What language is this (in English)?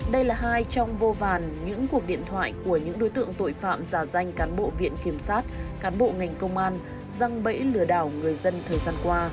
Vietnamese